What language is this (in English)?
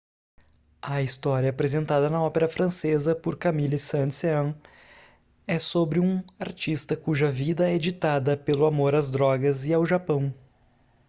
Portuguese